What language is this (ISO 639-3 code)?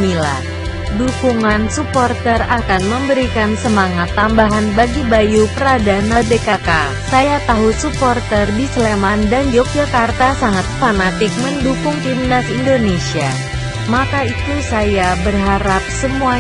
ind